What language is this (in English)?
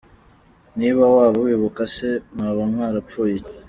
Kinyarwanda